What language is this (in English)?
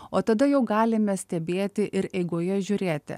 Lithuanian